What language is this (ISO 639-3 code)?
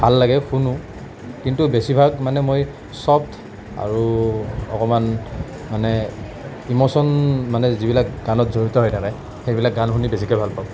asm